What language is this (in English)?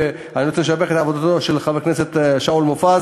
Hebrew